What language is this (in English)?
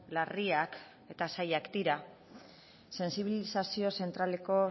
Basque